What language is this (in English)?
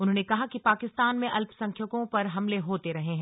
Hindi